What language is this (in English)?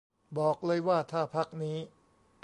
Thai